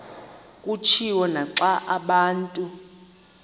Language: Xhosa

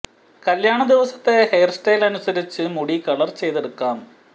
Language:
Malayalam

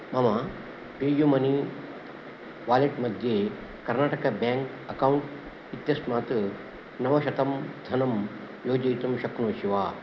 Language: Sanskrit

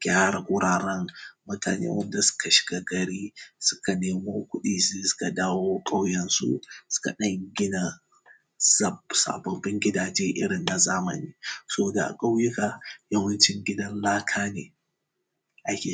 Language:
Hausa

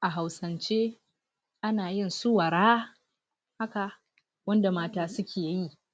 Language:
Hausa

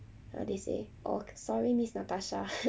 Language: English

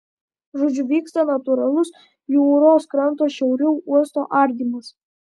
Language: Lithuanian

